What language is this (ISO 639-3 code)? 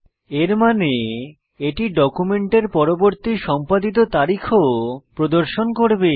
ben